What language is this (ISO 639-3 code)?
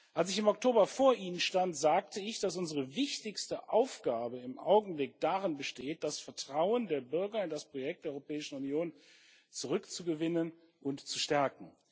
deu